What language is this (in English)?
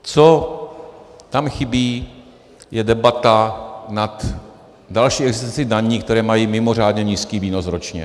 Czech